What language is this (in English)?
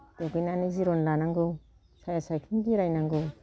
Bodo